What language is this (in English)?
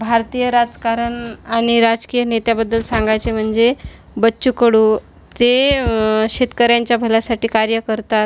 Marathi